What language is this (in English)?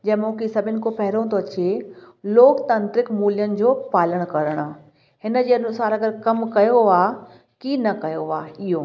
Sindhi